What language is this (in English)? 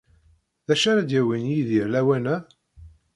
Kabyle